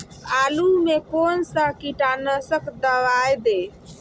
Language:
Magahi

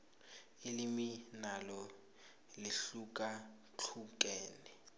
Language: South Ndebele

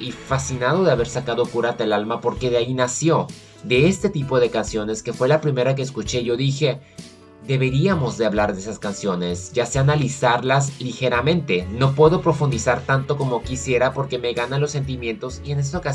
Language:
Spanish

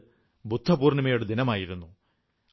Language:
Malayalam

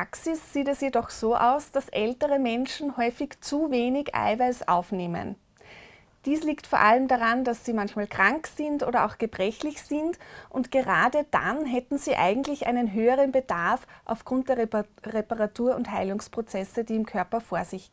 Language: German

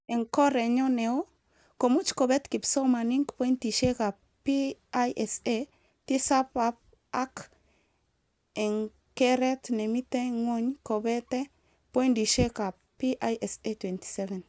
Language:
Kalenjin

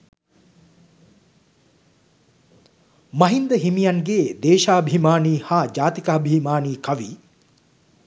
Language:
Sinhala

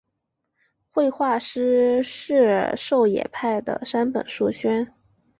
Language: Chinese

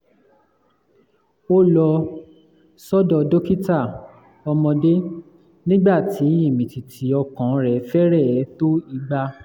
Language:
Yoruba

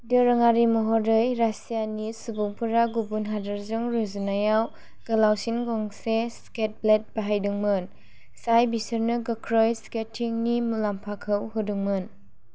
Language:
Bodo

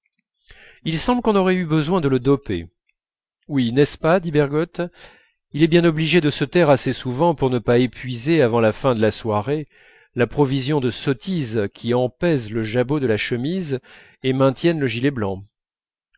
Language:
French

